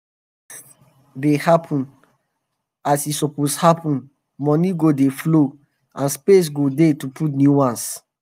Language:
Nigerian Pidgin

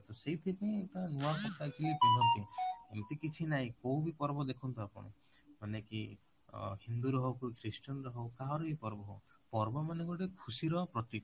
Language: Odia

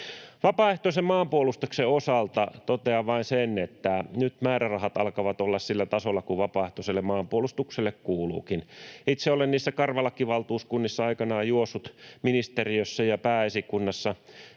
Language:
Finnish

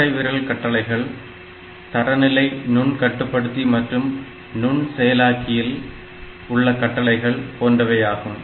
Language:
Tamil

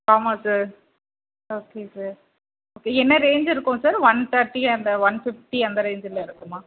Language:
Tamil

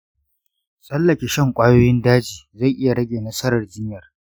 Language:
Hausa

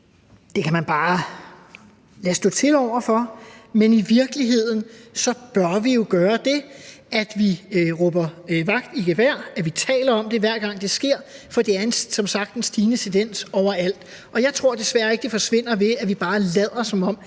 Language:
Danish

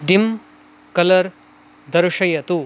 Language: Sanskrit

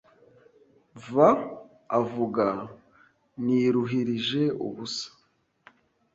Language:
Kinyarwanda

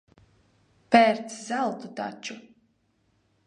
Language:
Latvian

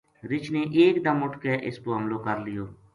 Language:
Gujari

